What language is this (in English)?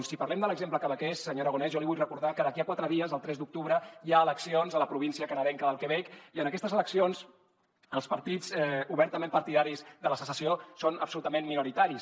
Catalan